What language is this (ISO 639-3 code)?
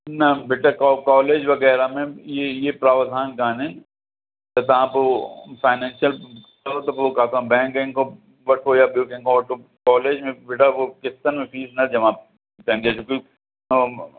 snd